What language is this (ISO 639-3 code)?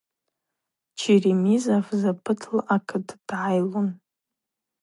abq